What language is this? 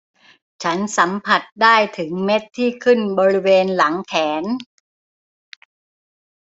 Thai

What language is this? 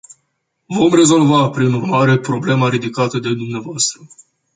Romanian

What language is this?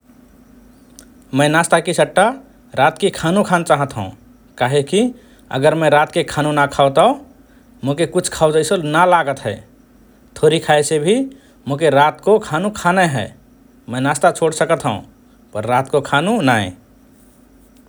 Rana Tharu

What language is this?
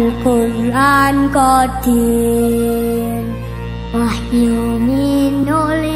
Arabic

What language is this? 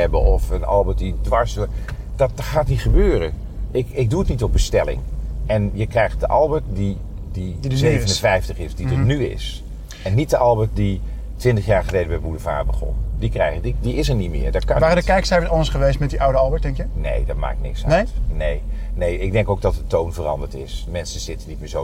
Dutch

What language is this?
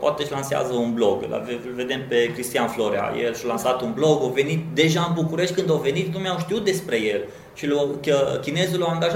Romanian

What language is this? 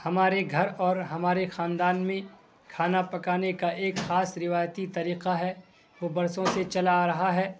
Urdu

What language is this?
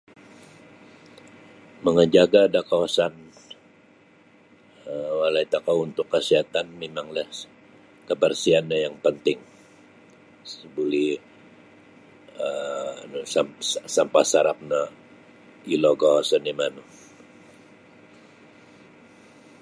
Sabah Bisaya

